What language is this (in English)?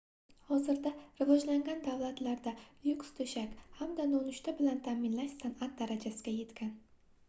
Uzbek